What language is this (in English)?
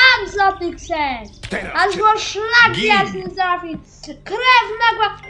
Polish